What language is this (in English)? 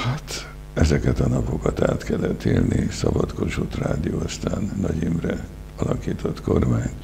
Hungarian